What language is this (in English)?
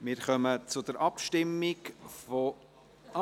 Swiss German